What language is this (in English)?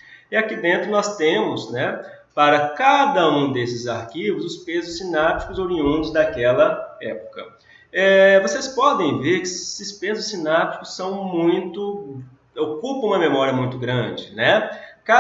Portuguese